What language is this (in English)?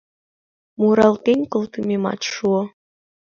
Mari